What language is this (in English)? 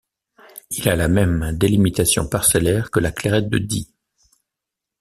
French